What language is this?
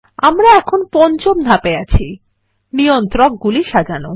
Bangla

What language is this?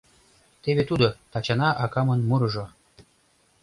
Mari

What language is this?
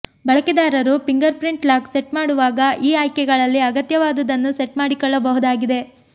Kannada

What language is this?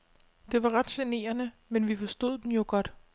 Danish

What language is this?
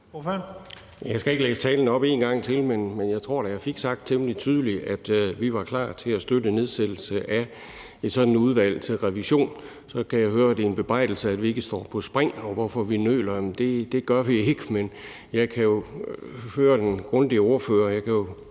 Danish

